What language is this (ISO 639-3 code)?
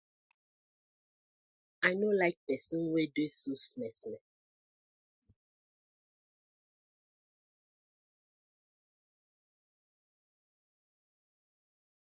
pcm